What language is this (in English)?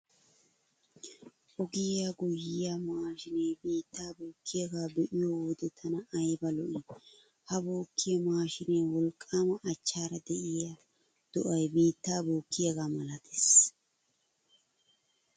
Wolaytta